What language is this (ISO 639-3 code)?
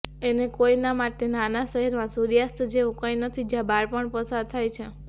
guj